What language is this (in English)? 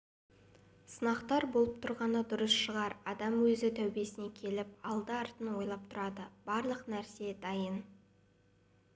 Kazakh